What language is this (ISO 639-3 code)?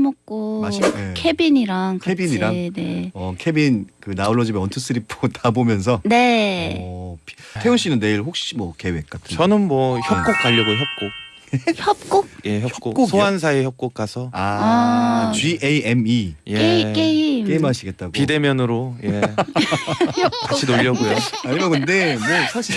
kor